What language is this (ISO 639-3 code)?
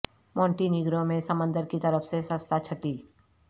urd